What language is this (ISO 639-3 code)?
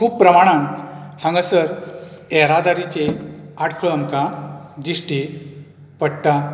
kok